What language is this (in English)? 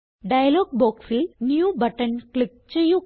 Malayalam